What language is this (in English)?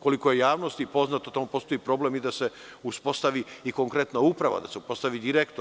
Serbian